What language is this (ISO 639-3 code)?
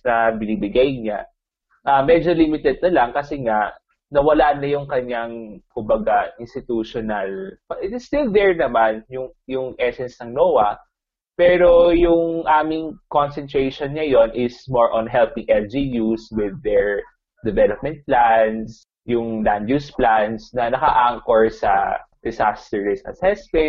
fil